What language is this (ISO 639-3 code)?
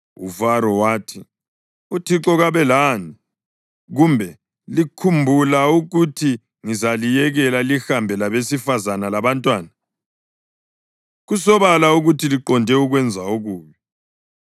nde